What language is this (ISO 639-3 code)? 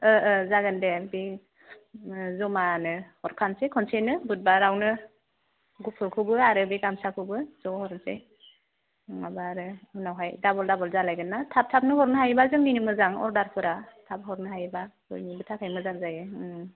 brx